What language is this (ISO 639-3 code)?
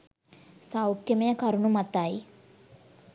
sin